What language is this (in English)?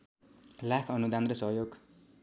Nepali